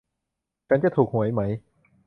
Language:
Thai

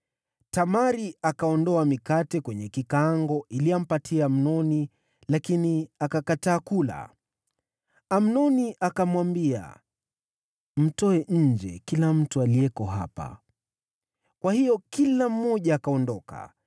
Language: Swahili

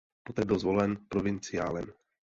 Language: Czech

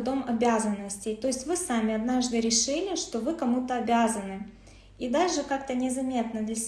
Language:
Russian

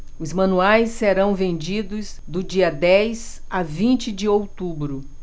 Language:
Portuguese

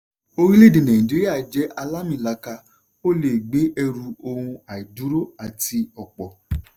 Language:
Yoruba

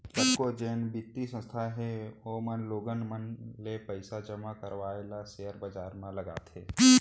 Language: Chhattisgarhi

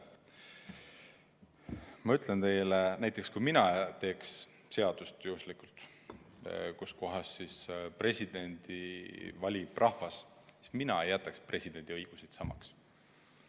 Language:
Estonian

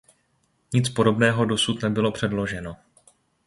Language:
Czech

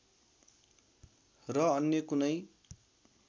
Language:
Nepali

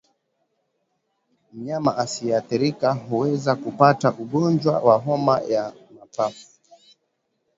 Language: Swahili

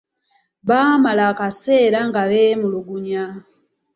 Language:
Ganda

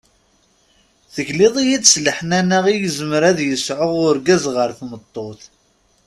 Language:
Kabyle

